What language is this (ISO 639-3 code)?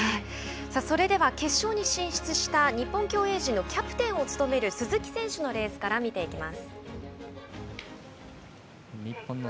jpn